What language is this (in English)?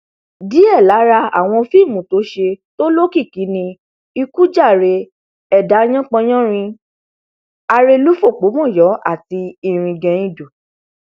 Yoruba